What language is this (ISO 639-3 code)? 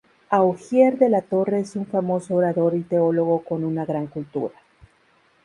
spa